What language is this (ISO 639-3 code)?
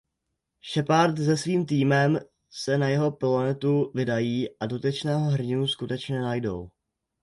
ces